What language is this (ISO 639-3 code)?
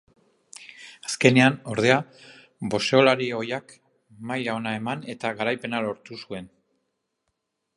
eus